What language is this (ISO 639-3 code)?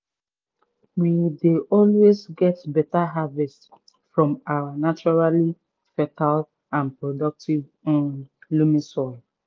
pcm